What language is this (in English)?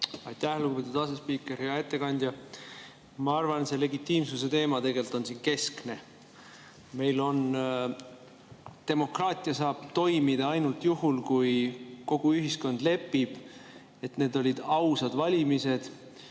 Estonian